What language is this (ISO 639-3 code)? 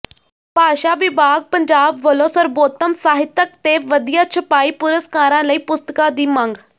pan